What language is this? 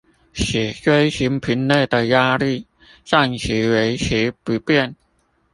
Chinese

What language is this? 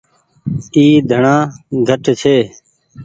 Goaria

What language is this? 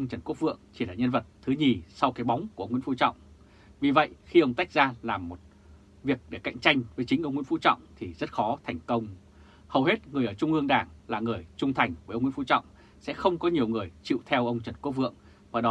Vietnamese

